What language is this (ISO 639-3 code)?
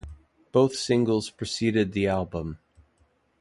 eng